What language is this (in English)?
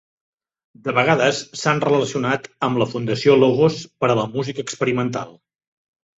Catalan